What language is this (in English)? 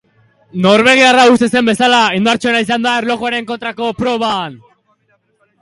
Basque